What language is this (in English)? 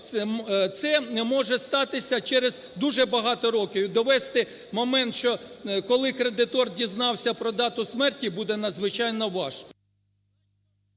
Ukrainian